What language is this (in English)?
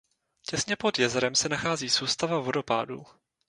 Czech